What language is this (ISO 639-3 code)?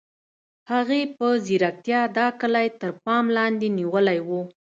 pus